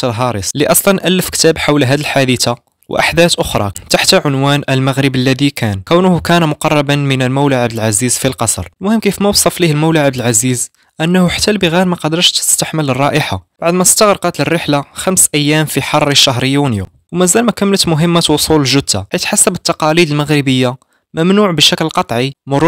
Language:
Arabic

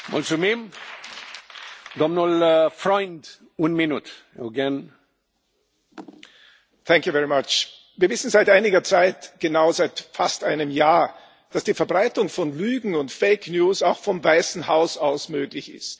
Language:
German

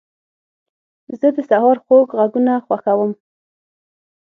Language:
Pashto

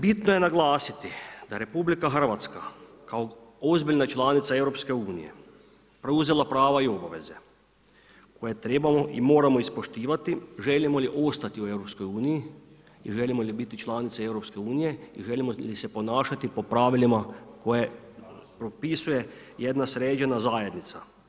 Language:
Croatian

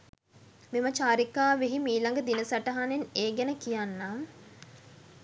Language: Sinhala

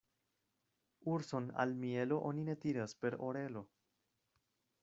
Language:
Esperanto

